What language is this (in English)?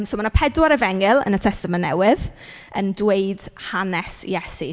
Welsh